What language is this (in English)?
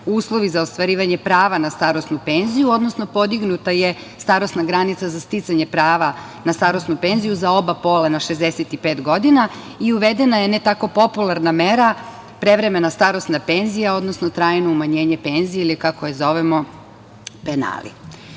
Serbian